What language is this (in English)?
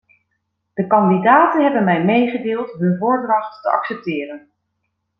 Dutch